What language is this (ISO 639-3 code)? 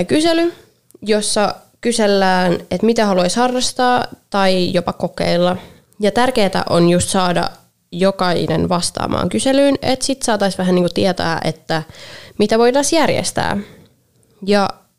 fin